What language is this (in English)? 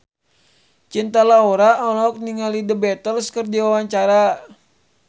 Sundanese